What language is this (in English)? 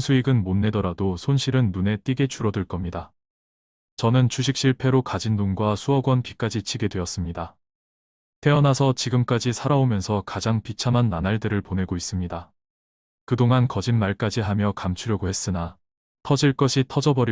Korean